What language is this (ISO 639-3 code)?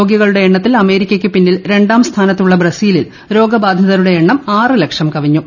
mal